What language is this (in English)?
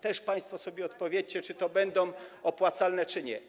Polish